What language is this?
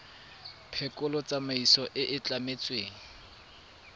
Tswana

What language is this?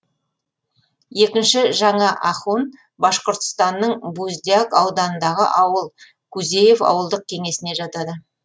Kazakh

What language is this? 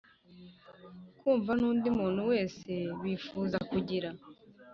Kinyarwanda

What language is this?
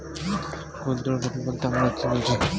Bangla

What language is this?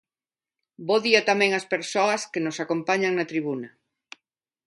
Galician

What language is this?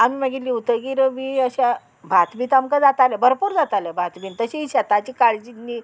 Konkani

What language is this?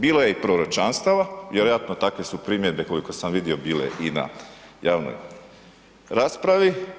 Croatian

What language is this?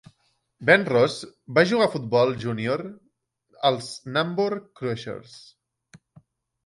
Catalan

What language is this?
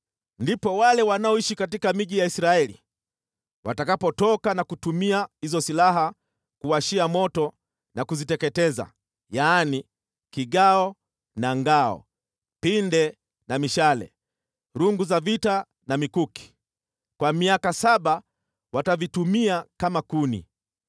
Swahili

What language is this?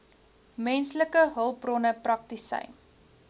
Afrikaans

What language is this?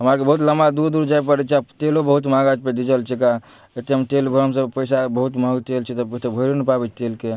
Maithili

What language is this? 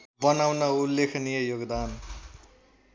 Nepali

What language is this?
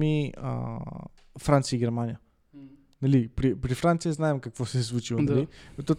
Bulgarian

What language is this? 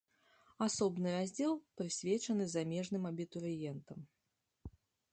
Belarusian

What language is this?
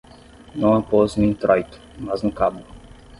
Portuguese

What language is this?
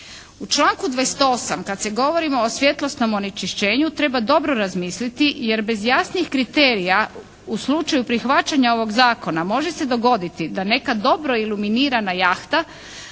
Croatian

